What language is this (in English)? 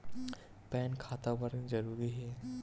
Chhattisgarhi